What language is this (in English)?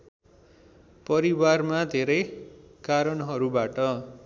Nepali